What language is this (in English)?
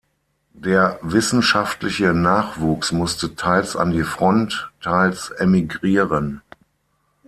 German